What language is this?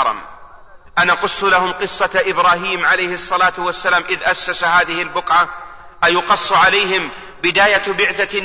Arabic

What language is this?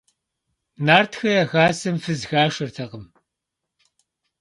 Kabardian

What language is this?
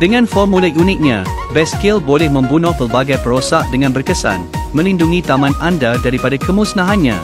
Malay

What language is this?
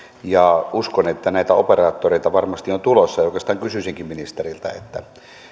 Finnish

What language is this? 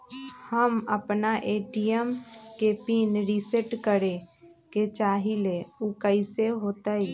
Magahi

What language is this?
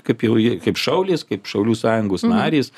Lithuanian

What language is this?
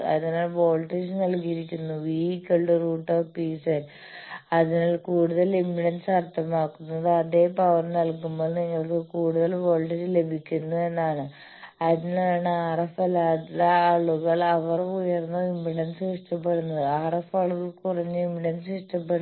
Malayalam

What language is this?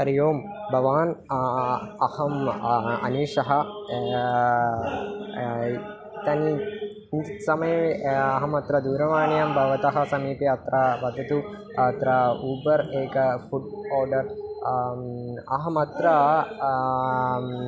Sanskrit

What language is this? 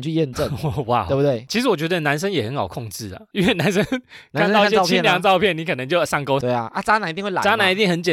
Chinese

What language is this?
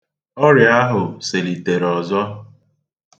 Igbo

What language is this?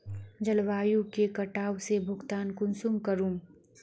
Magahi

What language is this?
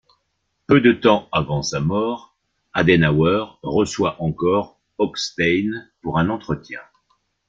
French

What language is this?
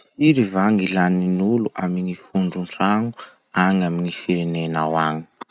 Masikoro Malagasy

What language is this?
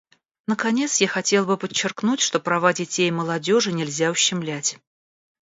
Russian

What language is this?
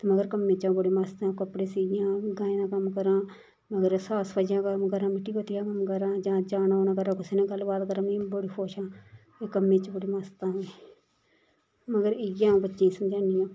Dogri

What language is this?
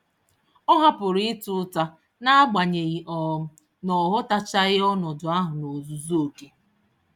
Igbo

